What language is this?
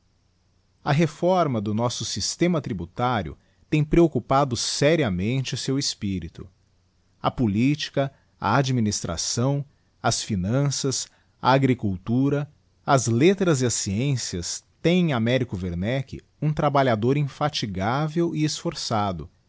Portuguese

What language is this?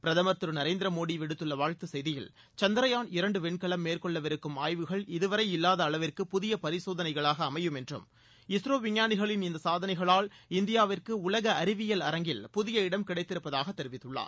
Tamil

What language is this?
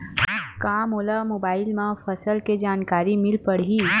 Chhattisgarhi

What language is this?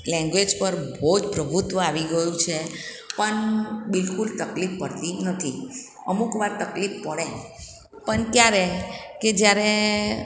Gujarati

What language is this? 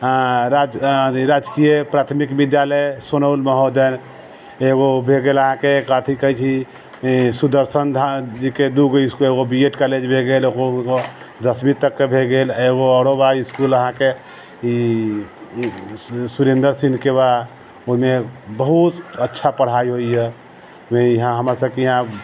Maithili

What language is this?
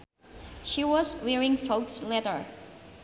Sundanese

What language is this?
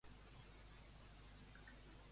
Catalan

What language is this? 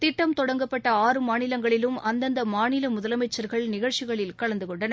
Tamil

